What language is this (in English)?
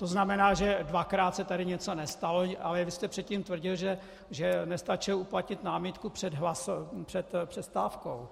Czech